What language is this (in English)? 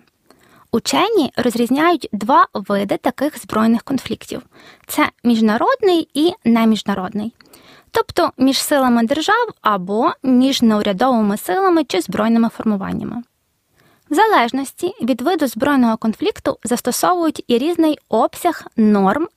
Ukrainian